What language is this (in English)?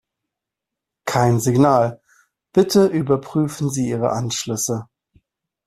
German